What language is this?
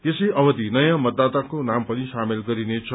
Nepali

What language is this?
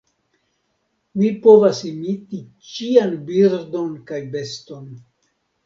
Esperanto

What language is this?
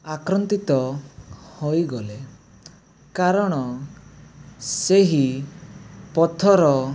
Odia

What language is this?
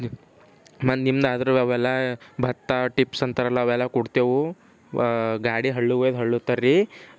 Kannada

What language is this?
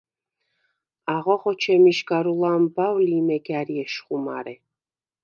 Svan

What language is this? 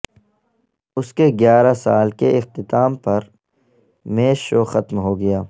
Urdu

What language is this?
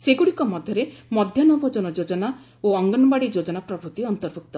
Odia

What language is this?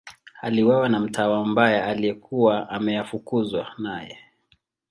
Swahili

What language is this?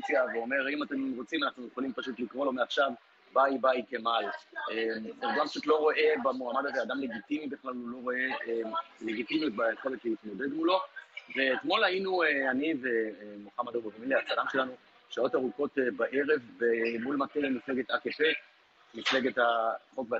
Hebrew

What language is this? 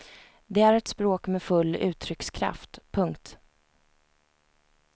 Swedish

